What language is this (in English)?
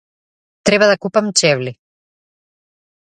Macedonian